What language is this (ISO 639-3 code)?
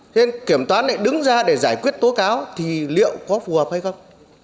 vie